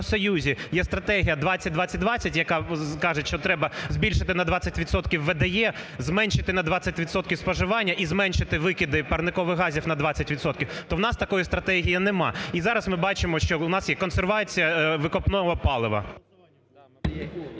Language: Ukrainian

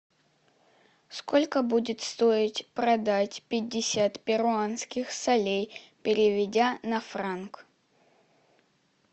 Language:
Russian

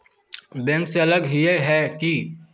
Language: Magahi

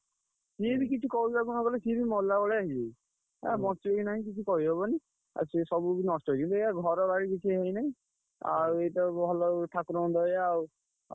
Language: Odia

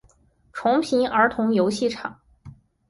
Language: Chinese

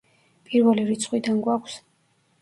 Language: Georgian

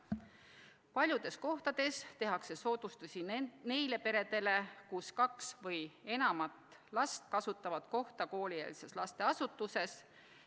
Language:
Estonian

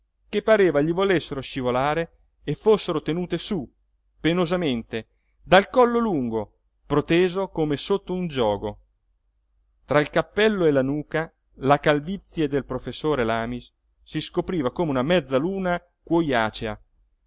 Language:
Italian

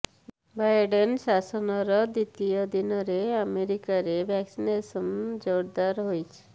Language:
Odia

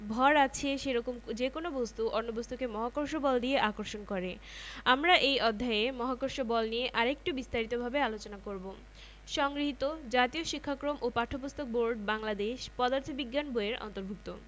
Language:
Bangla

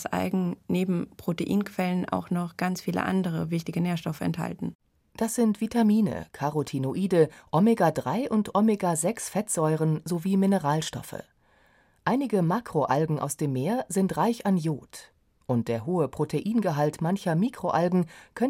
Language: German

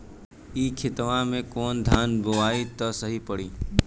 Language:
Bhojpuri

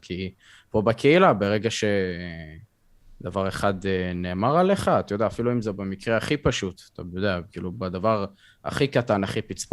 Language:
Hebrew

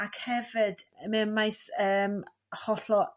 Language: Welsh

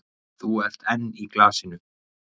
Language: Icelandic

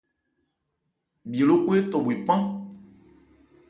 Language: Ebrié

